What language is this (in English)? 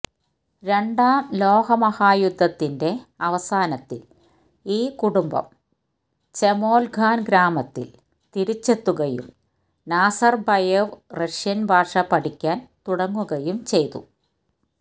Malayalam